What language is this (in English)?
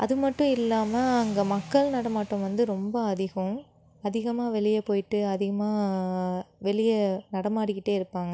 Tamil